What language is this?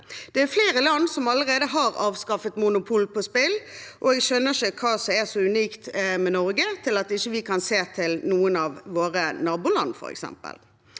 Norwegian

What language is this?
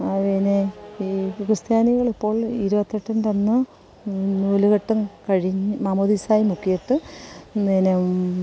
Malayalam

